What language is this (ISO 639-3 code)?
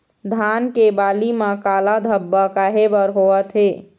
hne